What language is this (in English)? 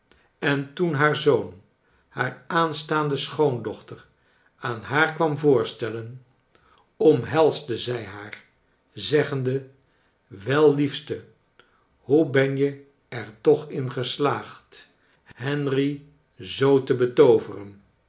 Dutch